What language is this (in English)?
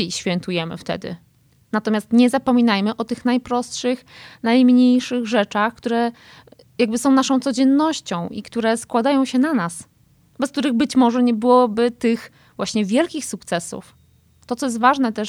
Polish